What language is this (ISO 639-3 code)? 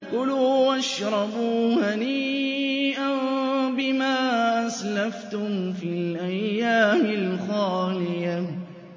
ara